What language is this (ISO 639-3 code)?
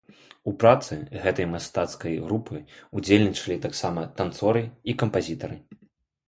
bel